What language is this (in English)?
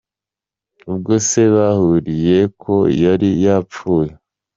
Kinyarwanda